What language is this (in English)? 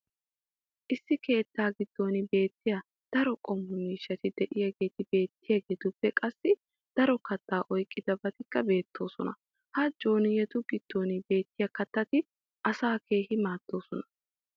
Wolaytta